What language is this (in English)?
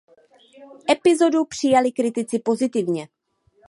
Czech